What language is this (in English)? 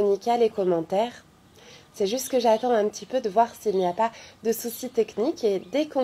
French